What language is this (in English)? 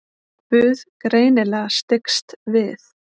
Icelandic